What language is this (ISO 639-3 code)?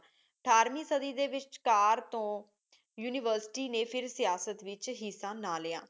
pan